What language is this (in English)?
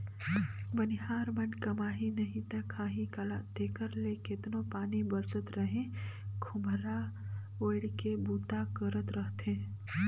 Chhattisgarhi